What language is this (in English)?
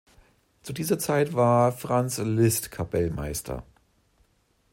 German